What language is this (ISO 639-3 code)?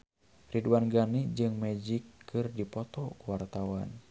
sun